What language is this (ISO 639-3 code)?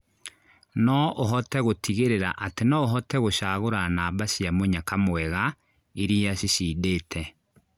kik